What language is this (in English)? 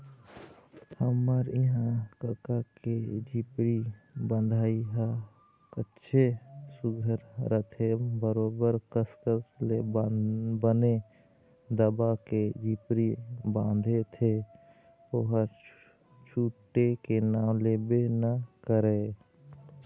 Chhattisgarhi